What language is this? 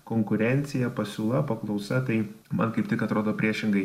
Lithuanian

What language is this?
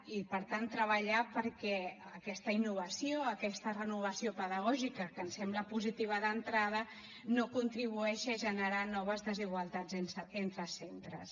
Catalan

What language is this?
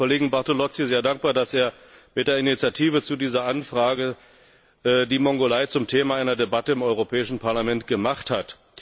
German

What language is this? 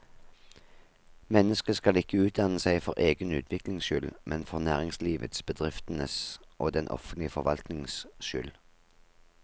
Norwegian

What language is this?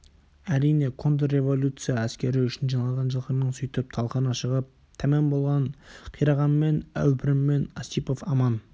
Kazakh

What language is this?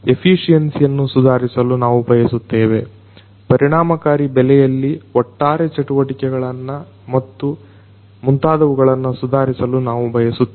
Kannada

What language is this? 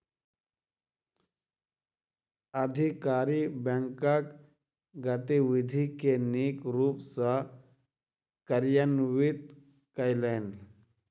Maithili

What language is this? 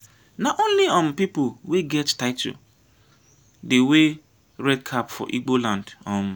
Nigerian Pidgin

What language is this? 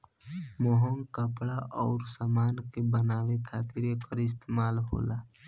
Bhojpuri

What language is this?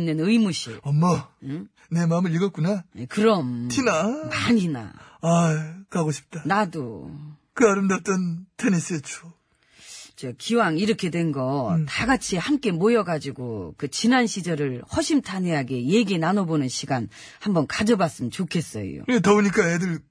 Korean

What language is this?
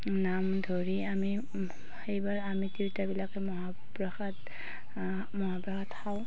Assamese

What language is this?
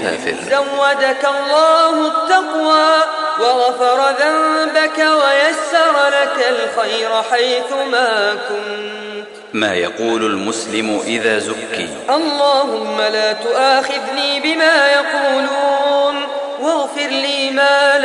Arabic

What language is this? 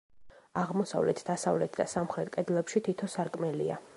Georgian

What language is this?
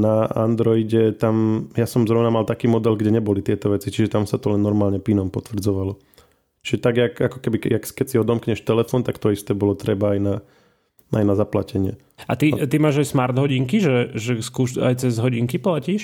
Slovak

